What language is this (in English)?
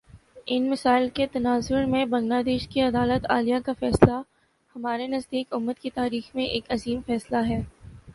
Urdu